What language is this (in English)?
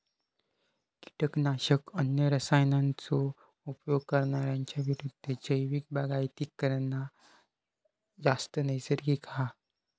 Marathi